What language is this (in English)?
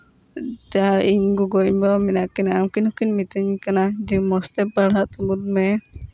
Santali